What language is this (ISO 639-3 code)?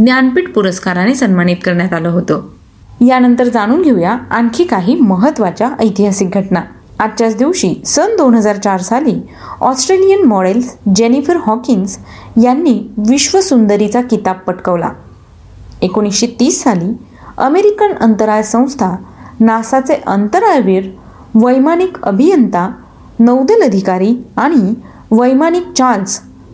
mar